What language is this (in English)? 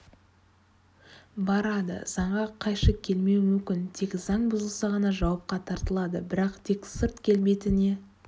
Kazakh